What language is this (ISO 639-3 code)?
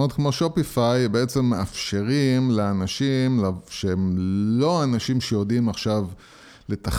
heb